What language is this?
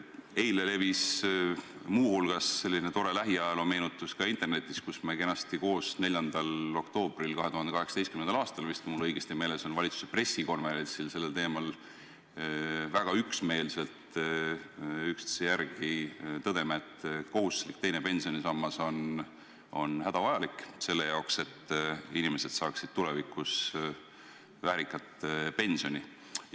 Estonian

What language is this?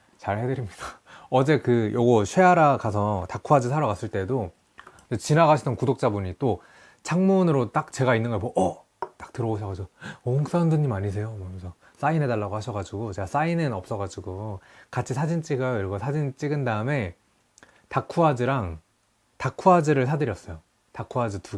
Korean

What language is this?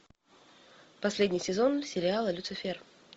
Russian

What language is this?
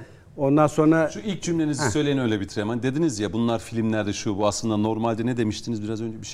Turkish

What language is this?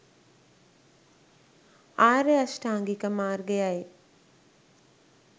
Sinhala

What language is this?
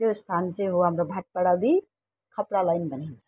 Nepali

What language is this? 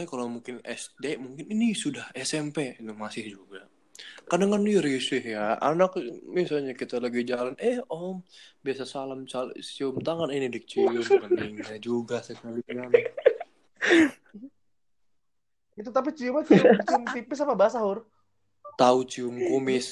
Indonesian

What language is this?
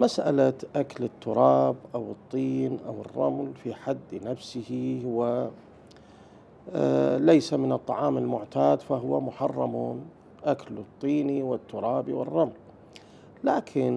Arabic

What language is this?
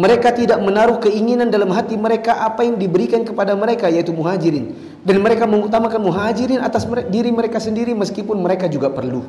Indonesian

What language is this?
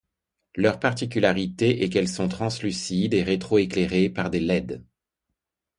French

